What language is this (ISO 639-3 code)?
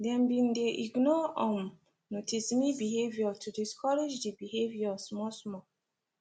pcm